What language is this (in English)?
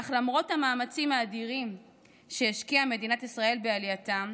Hebrew